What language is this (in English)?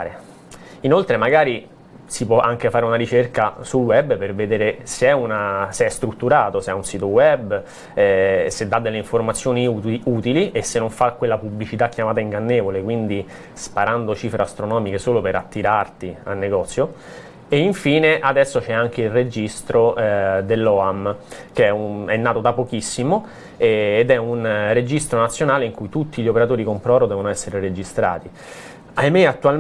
Italian